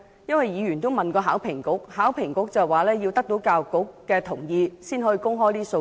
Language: Cantonese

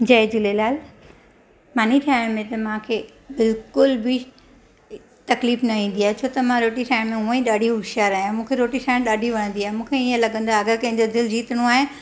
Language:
Sindhi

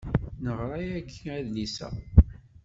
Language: Kabyle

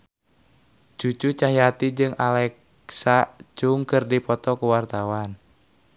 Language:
Sundanese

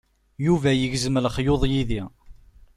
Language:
Kabyle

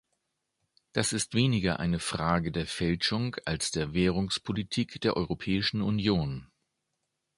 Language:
German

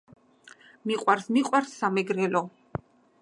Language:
Georgian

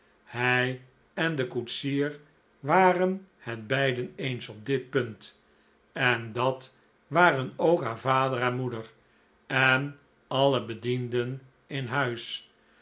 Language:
Dutch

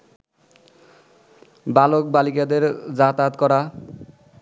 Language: Bangla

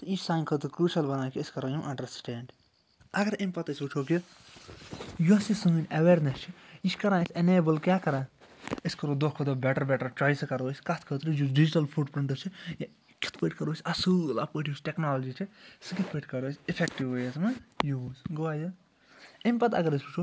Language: Kashmiri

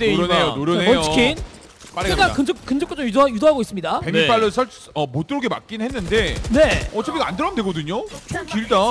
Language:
Korean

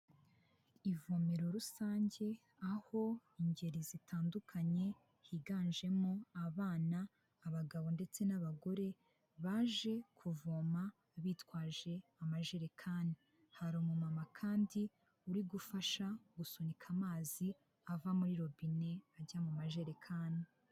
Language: Kinyarwanda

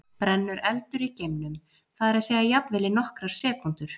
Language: Icelandic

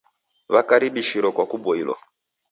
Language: Taita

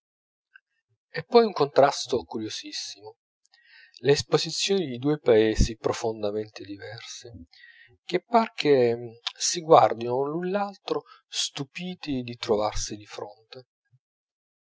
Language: Italian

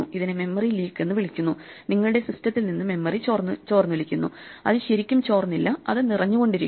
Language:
Malayalam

